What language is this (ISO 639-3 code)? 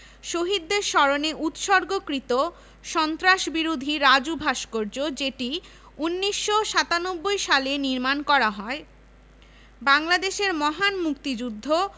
ben